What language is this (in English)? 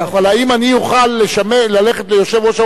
Hebrew